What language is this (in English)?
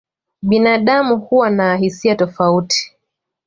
Swahili